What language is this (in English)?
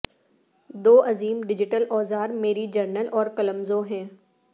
Urdu